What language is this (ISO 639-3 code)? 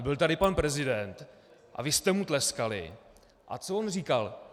ces